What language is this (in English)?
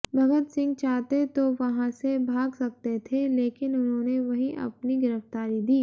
Hindi